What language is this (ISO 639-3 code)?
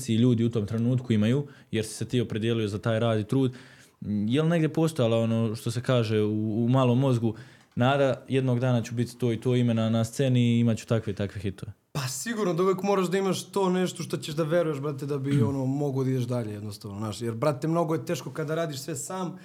hrv